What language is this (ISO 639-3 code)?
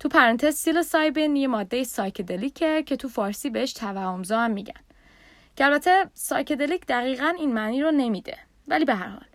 fas